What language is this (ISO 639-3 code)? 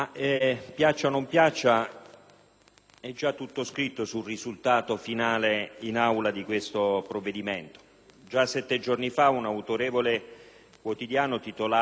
ita